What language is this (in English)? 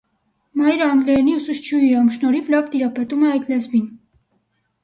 Armenian